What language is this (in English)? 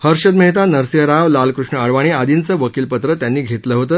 Marathi